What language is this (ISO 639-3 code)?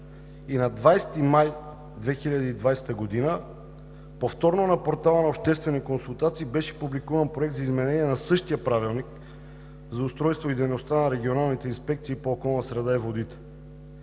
bul